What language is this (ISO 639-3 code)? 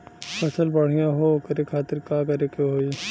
bho